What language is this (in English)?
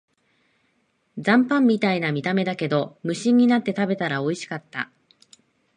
Japanese